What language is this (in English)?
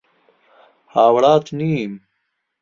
Central Kurdish